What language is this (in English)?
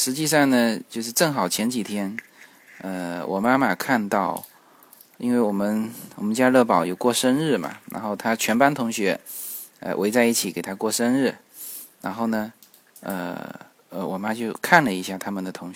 Chinese